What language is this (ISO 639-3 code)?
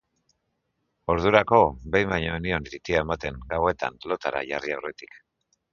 eus